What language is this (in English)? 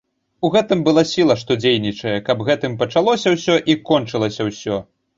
Belarusian